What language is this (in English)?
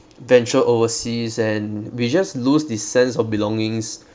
English